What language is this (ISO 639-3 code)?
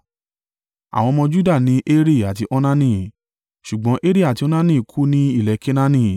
yor